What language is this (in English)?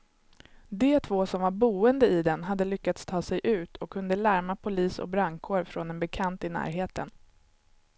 Swedish